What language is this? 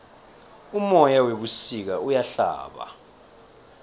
South Ndebele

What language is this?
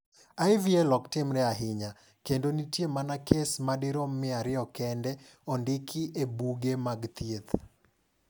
Luo (Kenya and Tanzania)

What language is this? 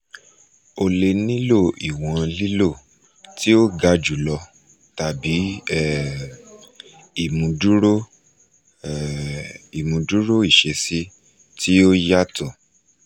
Yoruba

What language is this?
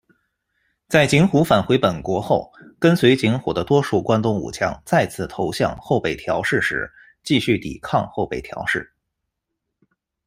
Chinese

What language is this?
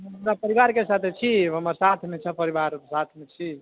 Maithili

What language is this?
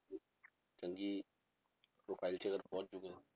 Punjabi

